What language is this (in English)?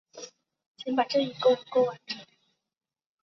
Chinese